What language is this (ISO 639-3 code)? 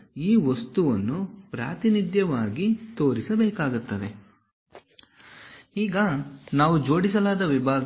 kan